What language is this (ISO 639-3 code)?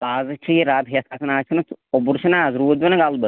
kas